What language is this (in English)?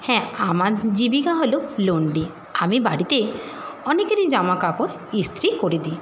Bangla